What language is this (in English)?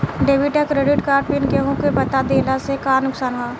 Bhojpuri